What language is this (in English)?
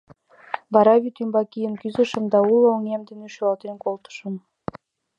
Mari